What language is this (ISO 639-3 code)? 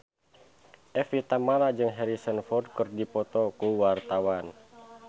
sun